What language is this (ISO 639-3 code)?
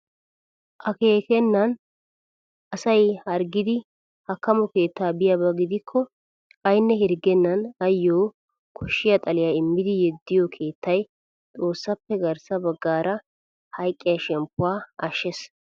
wal